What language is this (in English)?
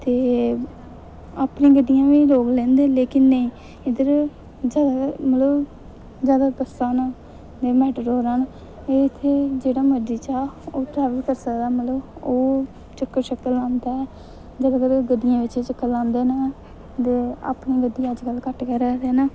Dogri